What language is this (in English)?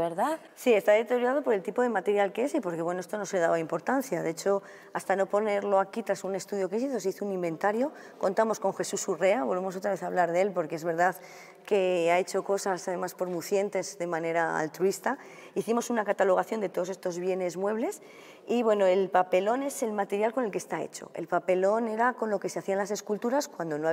Spanish